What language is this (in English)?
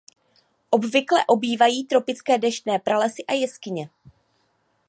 Czech